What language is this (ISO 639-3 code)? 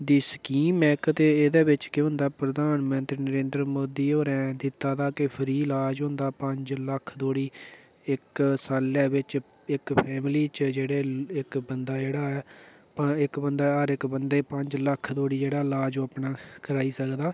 doi